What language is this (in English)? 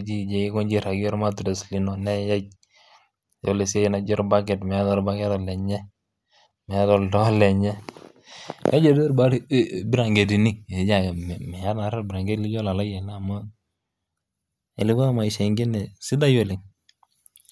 Masai